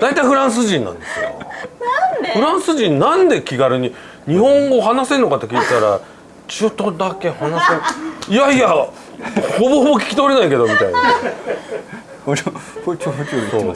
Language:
Japanese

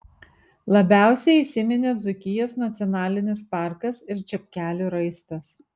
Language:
Lithuanian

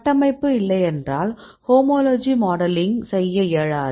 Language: Tamil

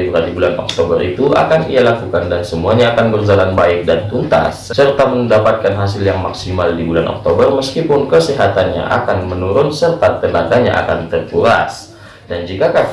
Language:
Indonesian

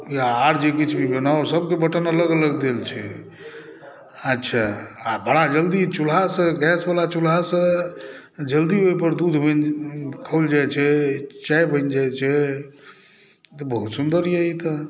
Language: Maithili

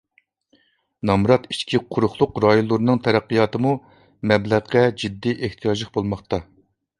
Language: Uyghur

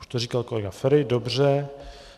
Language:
Czech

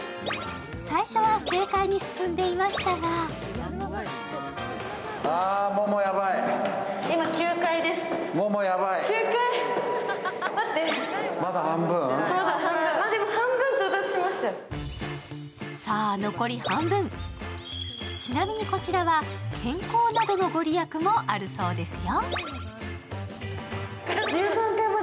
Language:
Japanese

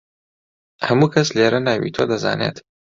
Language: Central Kurdish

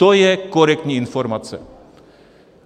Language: Czech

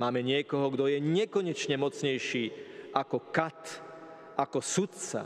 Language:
Slovak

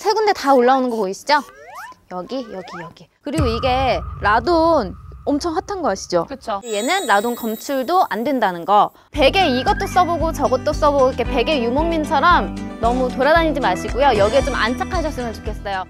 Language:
Korean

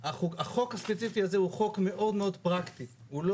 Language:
Hebrew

